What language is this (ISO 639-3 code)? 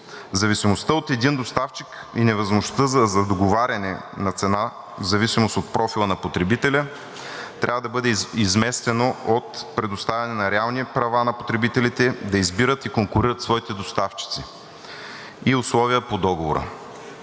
bul